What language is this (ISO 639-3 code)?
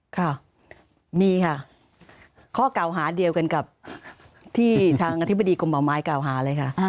tha